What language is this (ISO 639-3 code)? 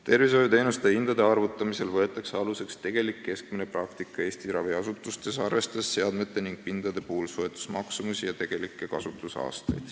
est